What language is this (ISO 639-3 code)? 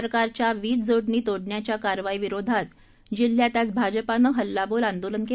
mar